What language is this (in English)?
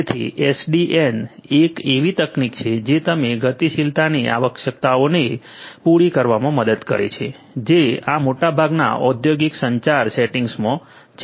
Gujarati